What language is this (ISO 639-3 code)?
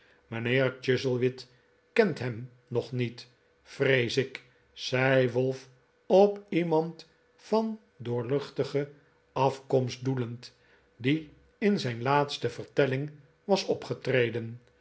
nld